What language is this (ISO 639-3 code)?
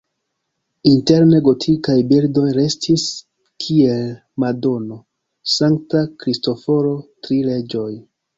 epo